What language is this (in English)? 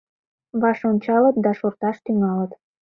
Mari